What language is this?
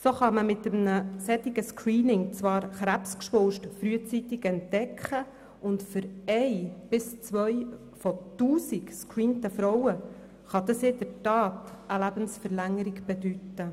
Swiss German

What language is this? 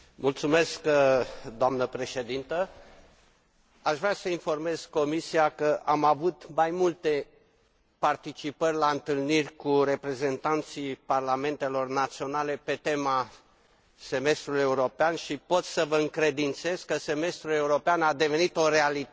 Romanian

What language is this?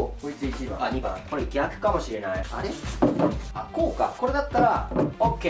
Japanese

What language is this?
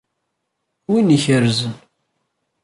Kabyle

